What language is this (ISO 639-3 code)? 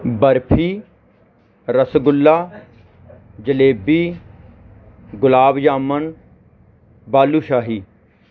pan